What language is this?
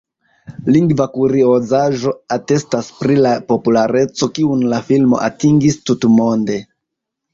Esperanto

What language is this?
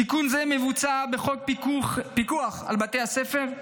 Hebrew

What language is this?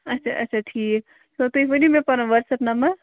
Kashmiri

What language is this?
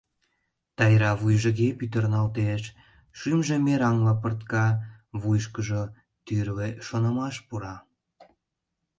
Mari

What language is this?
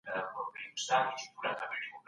Pashto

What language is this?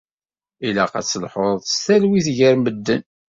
Kabyle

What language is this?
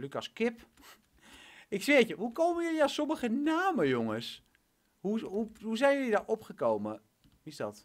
Dutch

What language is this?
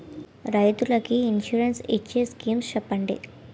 Telugu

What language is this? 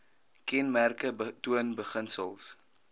Afrikaans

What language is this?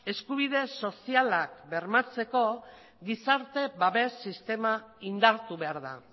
Basque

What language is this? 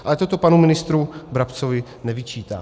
Czech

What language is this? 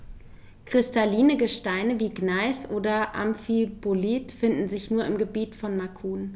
German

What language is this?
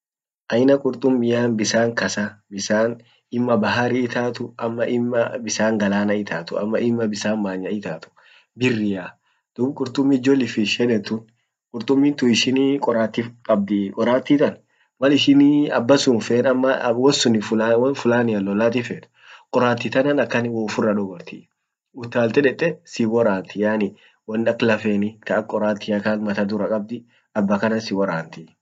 Orma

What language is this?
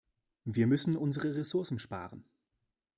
German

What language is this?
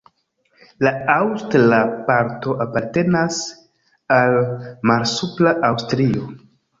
Esperanto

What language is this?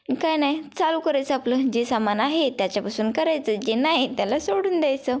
Marathi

